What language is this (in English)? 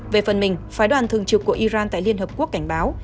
Vietnamese